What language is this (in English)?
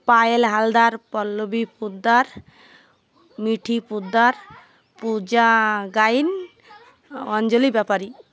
Odia